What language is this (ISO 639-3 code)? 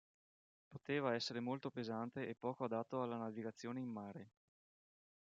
ita